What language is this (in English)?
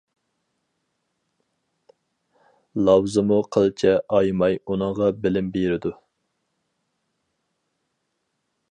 Uyghur